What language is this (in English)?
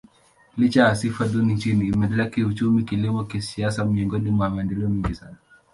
Swahili